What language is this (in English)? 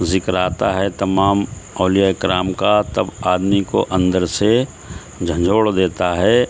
Urdu